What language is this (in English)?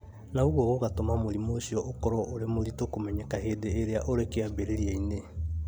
Kikuyu